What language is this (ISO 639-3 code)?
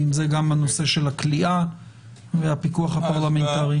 heb